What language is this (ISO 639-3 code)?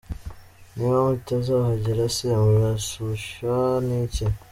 kin